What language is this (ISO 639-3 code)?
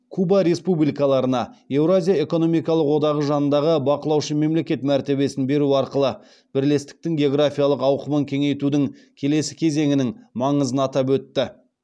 kaz